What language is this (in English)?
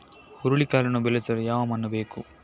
Kannada